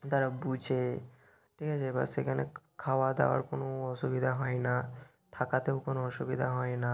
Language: Bangla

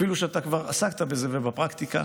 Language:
Hebrew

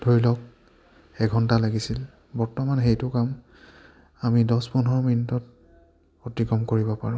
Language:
Assamese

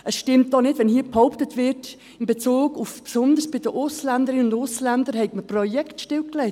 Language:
Swiss German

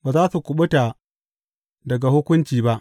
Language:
Hausa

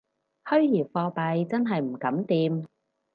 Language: Cantonese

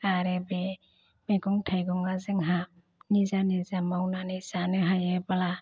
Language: Bodo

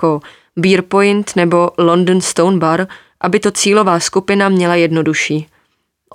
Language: Czech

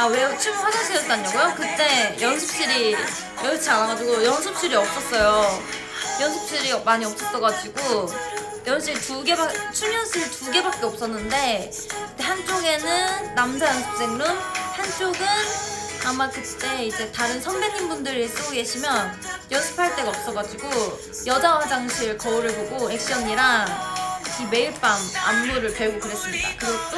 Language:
Korean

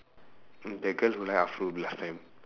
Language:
English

